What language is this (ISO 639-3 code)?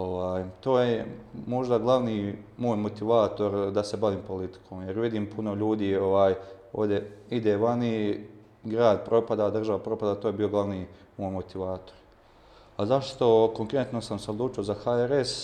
hrv